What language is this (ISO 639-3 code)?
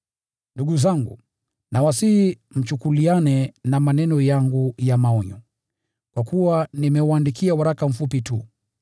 swa